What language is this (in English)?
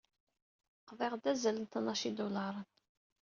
Kabyle